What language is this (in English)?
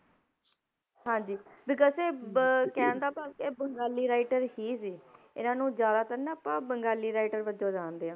Punjabi